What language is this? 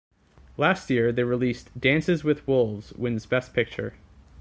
English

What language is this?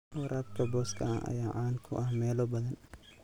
Somali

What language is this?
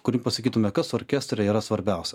Lithuanian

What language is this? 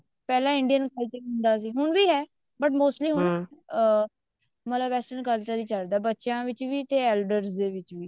Punjabi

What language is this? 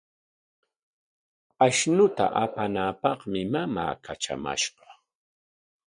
Corongo Ancash Quechua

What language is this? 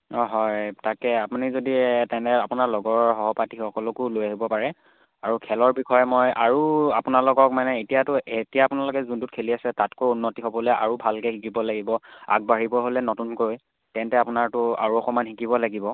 Assamese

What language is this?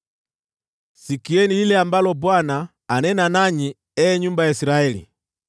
Swahili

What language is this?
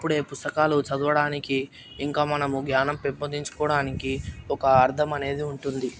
Telugu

